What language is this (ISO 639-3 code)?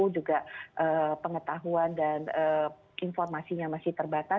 ind